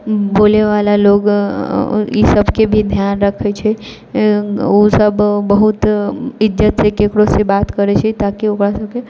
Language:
Maithili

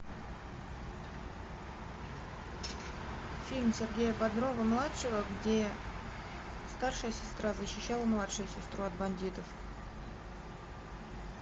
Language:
Russian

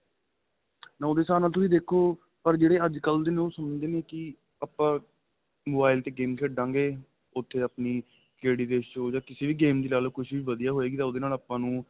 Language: Punjabi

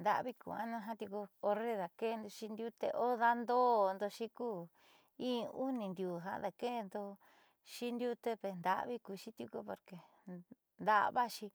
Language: Southeastern Nochixtlán Mixtec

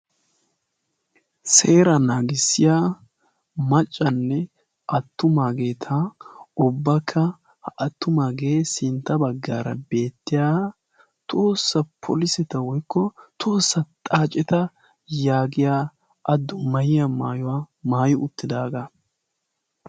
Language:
Wolaytta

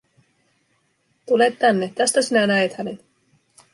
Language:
Finnish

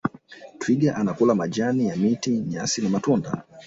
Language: Swahili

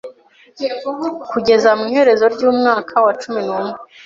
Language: Kinyarwanda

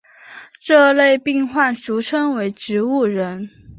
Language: Chinese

